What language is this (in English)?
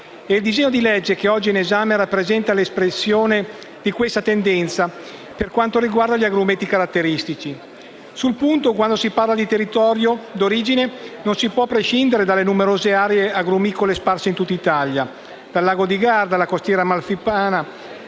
Italian